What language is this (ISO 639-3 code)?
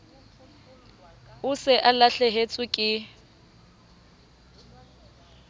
sot